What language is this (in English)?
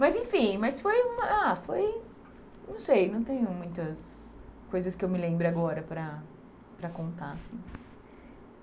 Portuguese